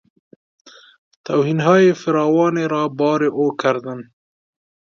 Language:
Persian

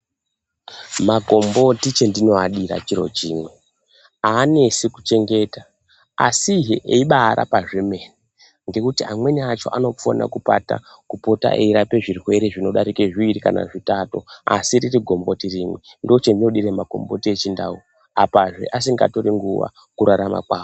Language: Ndau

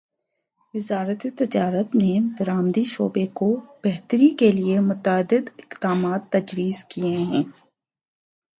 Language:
Urdu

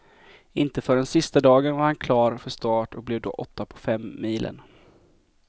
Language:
Swedish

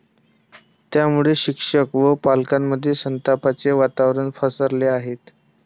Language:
Marathi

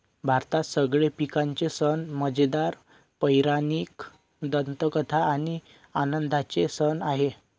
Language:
Marathi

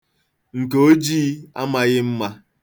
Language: Igbo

